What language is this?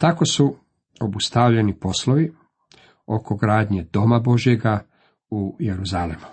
Croatian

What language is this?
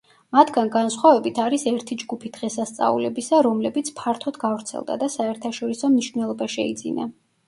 Georgian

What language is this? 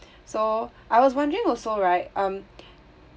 English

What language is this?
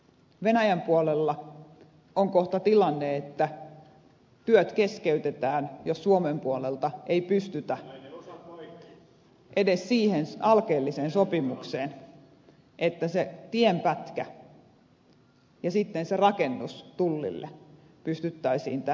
Finnish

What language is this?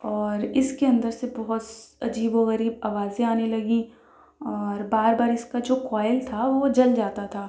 Urdu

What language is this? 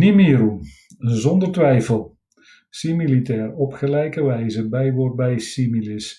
Dutch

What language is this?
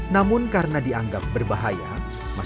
Indonesian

